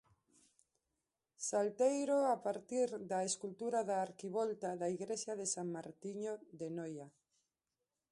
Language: Galician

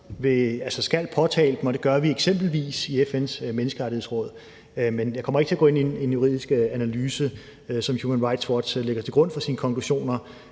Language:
Danish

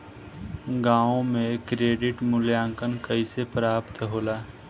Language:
Bhojpuri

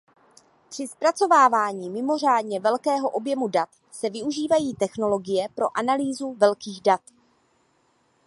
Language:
Czech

